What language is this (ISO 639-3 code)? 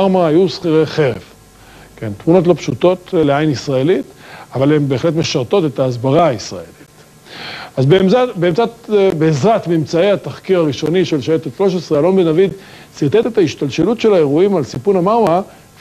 heb